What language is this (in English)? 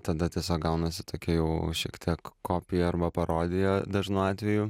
Lithuanian